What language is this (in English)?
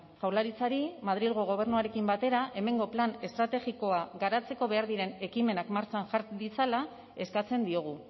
Basque